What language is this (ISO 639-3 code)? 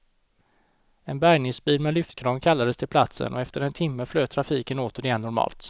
swe